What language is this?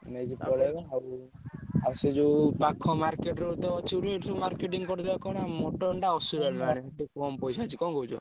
Odia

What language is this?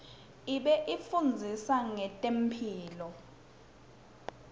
Swati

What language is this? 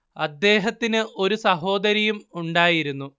Malayalam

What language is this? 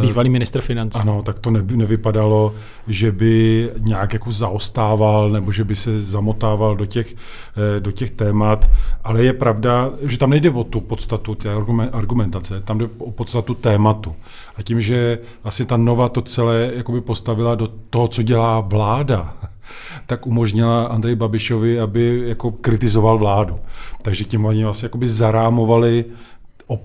Czech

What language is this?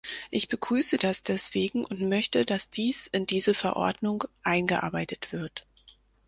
German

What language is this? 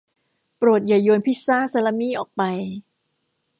Thai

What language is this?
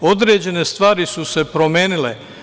Serbian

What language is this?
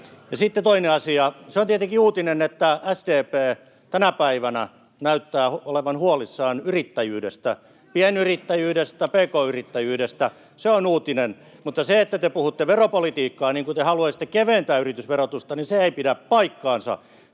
Finnish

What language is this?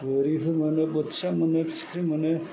Bodo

